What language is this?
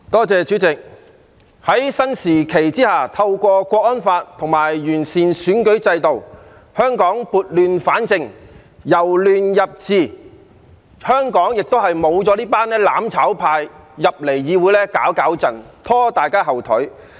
Cantonese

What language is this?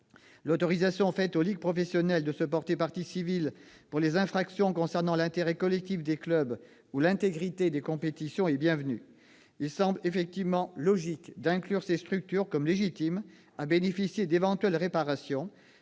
French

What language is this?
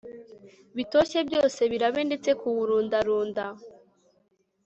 Kinyarwanda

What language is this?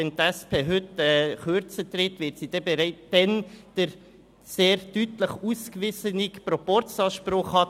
Swiss German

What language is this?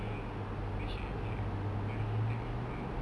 English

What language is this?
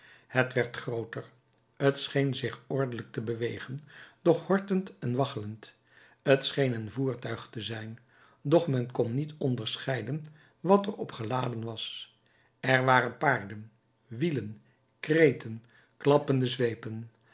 Dutch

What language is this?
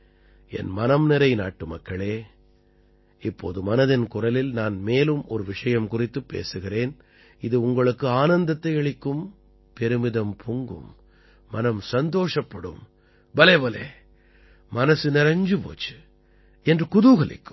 Tamil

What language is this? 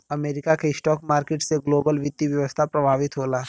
Bhojpuri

